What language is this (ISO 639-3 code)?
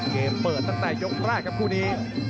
tha